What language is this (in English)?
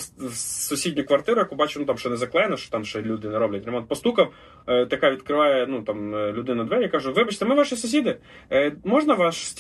Ukrainian